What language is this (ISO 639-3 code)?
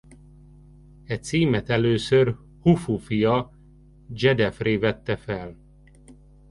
hun